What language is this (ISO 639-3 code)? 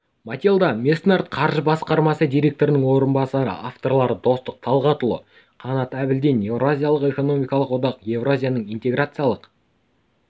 kaz